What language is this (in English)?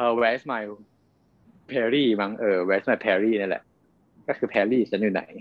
Thai